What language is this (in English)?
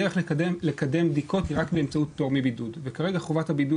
Hebrew